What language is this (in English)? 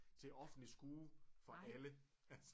Danish